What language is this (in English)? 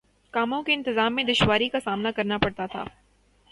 Urdu